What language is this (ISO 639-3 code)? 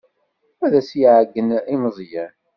kab